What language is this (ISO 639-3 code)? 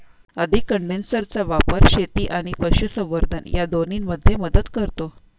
mar